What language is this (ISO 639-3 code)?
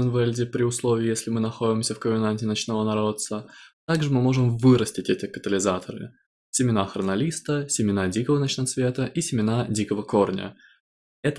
rus